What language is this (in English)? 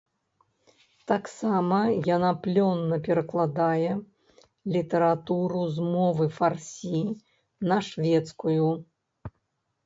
Belarusian